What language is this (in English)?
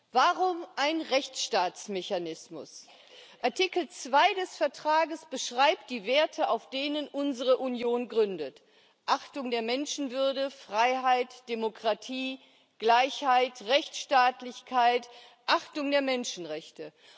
German